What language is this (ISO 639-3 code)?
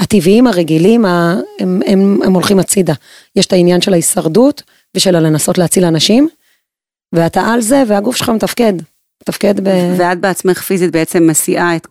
heb